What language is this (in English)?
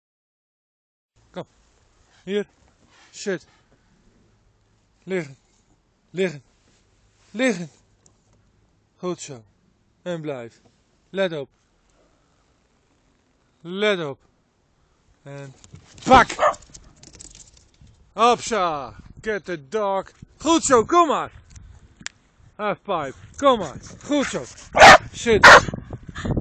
Dutch